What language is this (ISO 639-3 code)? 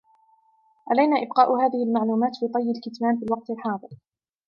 ara